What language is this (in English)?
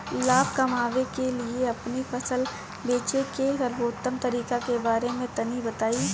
Bhojpuri